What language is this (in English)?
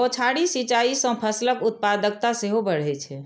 Maithili